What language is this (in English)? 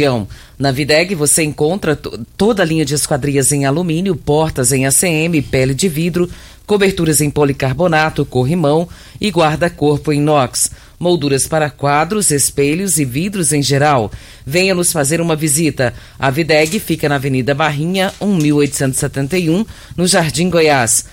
Portuguese